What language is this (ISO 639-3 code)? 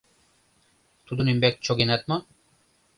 chm